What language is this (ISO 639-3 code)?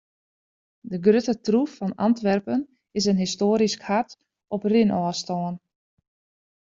fry